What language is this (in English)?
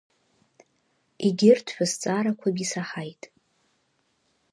Abkhazian